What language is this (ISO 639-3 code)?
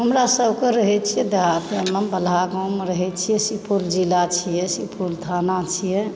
mai